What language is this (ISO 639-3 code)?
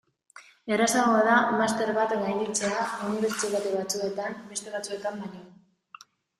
eus